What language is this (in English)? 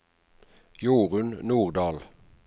Norwegian